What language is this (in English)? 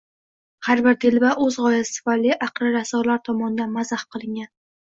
Uzbek